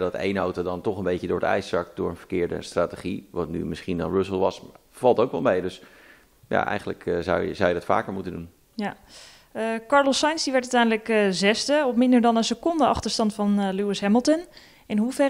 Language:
Dutch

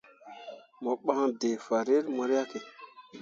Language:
Mundang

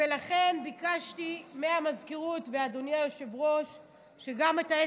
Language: Hebrew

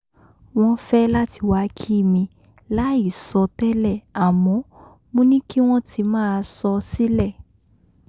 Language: Yoruba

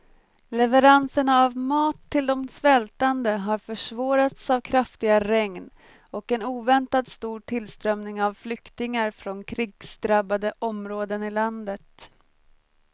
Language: Swedish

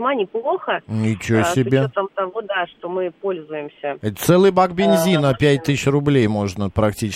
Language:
Russian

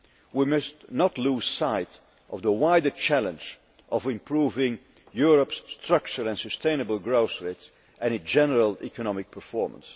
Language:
English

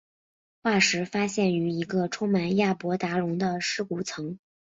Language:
Chinese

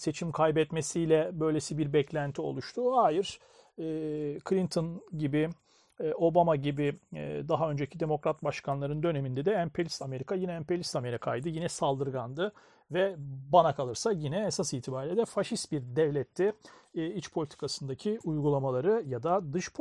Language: Turkish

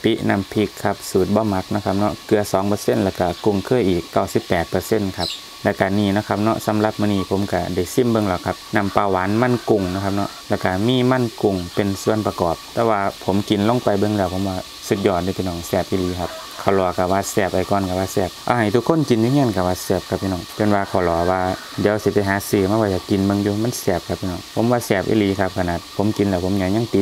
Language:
Thai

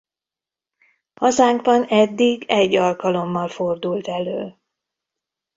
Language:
Hungarian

